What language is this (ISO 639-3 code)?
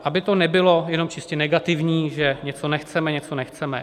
ces